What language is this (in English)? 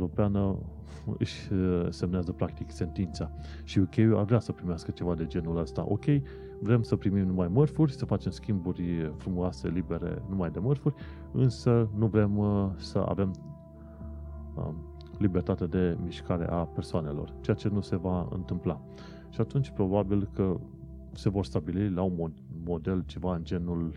Romanian